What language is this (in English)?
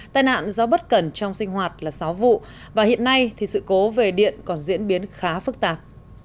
Vietnamese